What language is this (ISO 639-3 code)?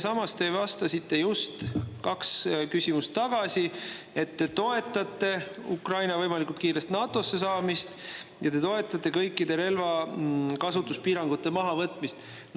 est